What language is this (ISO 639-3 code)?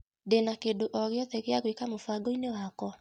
kik